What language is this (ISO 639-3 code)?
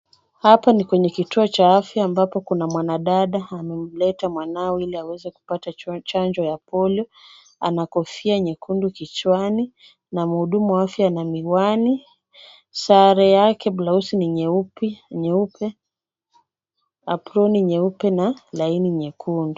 swa